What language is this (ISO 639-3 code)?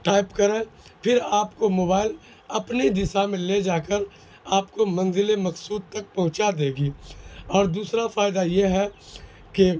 urd